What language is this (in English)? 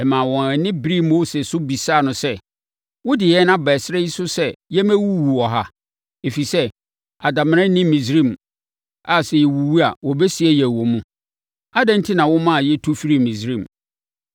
Akan